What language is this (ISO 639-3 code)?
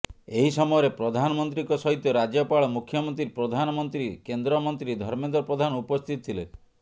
ori